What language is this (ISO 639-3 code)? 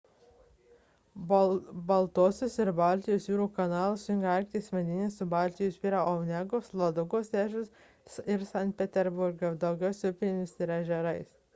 lit